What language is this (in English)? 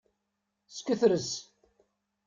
Kabyle